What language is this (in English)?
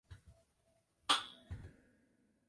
Chinese